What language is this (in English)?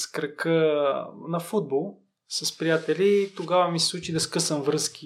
Bulgarian